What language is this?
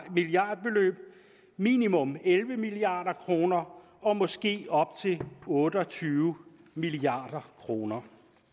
Danish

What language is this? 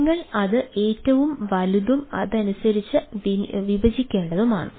Malayalam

